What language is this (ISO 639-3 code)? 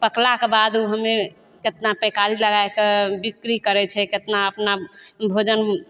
mai